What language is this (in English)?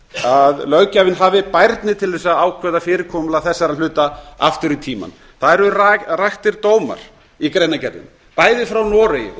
Icelandic